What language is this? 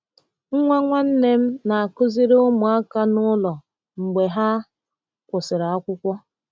Igbo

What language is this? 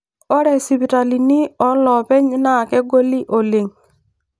Masai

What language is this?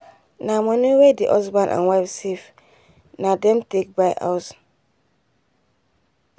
Nigerian Pidgin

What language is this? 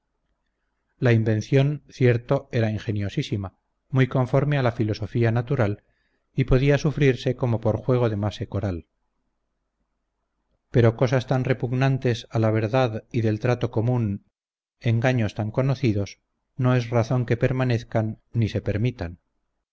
Spanish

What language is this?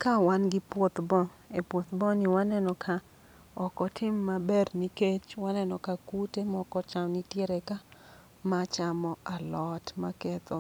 Luo (Kenya and Tanzania)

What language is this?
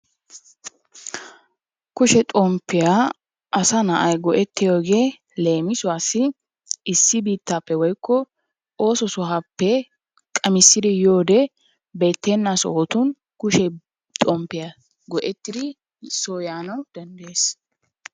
Wolaytta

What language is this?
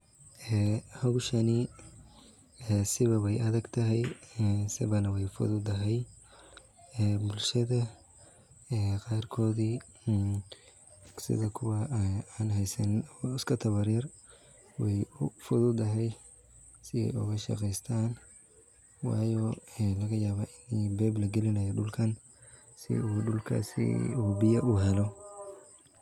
Somali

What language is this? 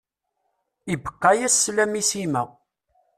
Kabyle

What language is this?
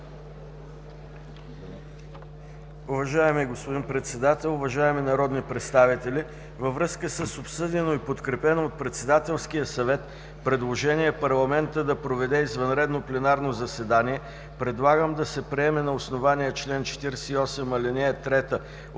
Bulgarian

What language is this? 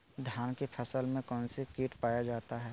Magahi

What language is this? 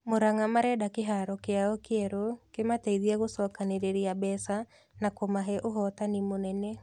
Kikuyu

